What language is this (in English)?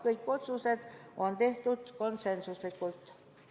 Estonian